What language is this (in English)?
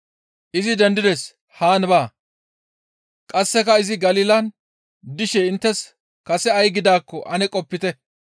Gamo